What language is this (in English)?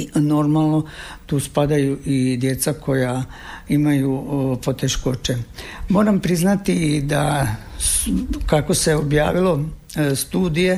Croatian